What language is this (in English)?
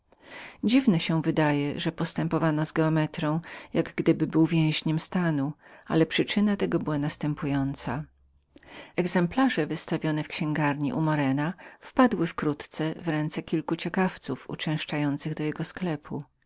Polish